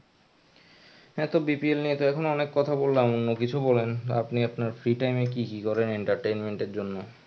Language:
Bangla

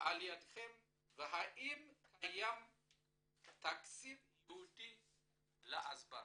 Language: Hebrew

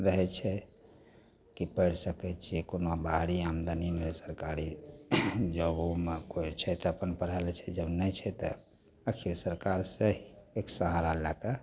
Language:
Maithili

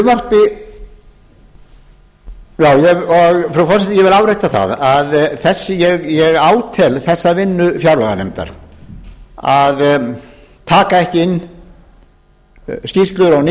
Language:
Icelandic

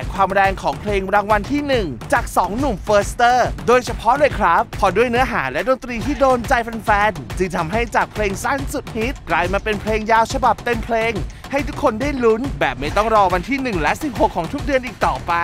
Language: Thai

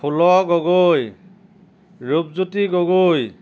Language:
Assamese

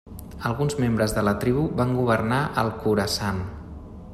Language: Catalan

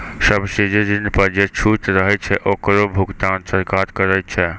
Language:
Maithili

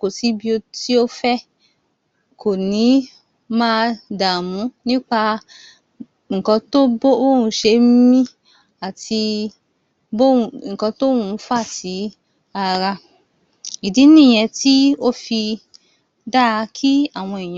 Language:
Yoruba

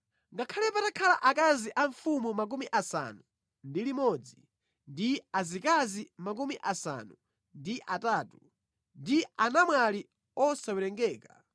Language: Nyanja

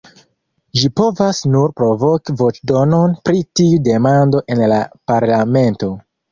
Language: Esperanto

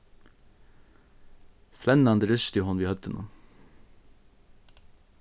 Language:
Faroese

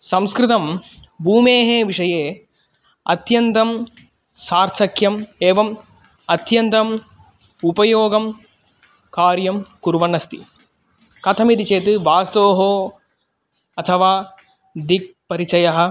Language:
Sanskrit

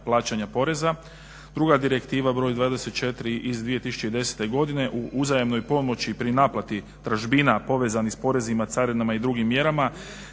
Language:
Croatian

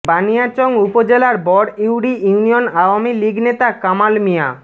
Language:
Bangla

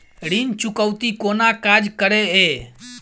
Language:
Maithili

